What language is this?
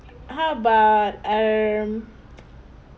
English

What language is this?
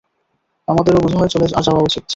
Bangla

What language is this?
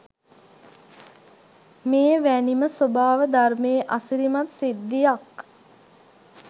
Sinhala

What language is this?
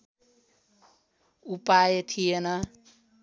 Nepali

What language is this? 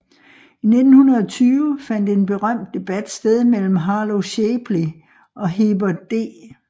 Danish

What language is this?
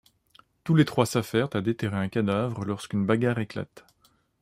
French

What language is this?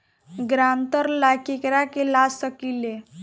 Bhojpuri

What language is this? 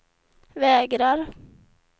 Swedish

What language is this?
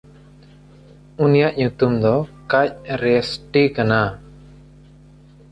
Santali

